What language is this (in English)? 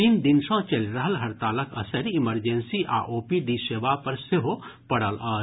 Maithili